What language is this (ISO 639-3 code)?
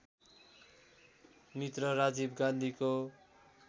nep